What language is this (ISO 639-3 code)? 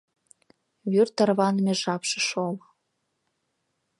chm